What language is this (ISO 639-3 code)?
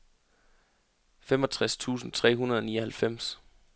dan